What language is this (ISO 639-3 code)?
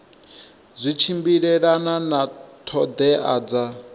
ven